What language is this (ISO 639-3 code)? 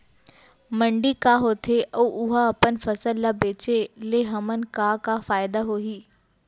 hne